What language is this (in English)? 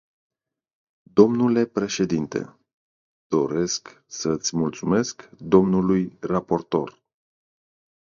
Romanian